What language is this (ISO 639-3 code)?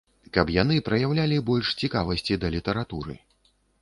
bel